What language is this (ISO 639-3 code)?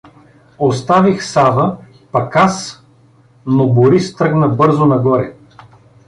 bul